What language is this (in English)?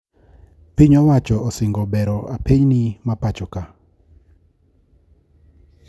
Luo (Kenya and Tanzania)